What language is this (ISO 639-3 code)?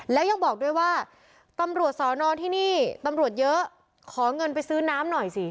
tha